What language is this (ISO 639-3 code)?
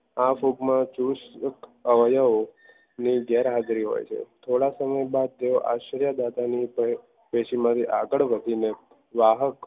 guj